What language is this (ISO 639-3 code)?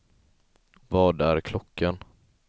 swe